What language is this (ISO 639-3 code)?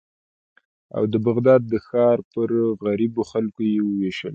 pus